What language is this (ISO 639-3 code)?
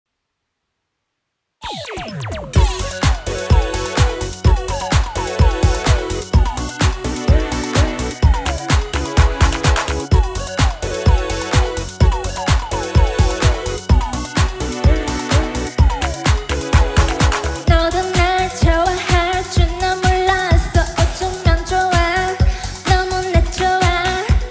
eng